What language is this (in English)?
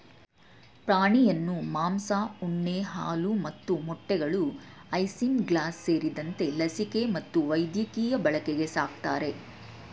Kannada